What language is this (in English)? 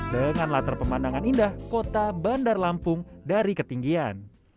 Indonesian